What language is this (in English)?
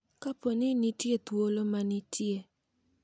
Luo (Kenya and Tanzania)